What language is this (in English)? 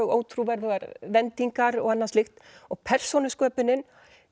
Icelandic